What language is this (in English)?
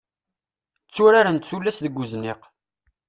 Kabyle